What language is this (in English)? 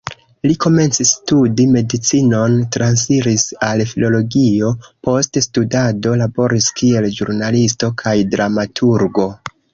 Esperanto